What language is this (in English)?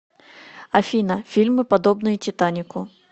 Russian